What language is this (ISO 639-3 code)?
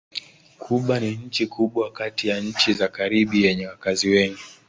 swa